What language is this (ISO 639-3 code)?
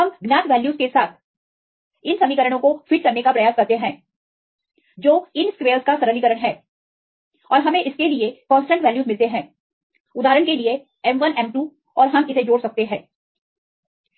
hin